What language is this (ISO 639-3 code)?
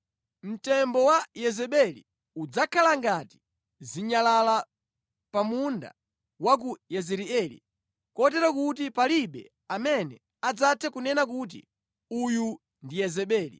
nya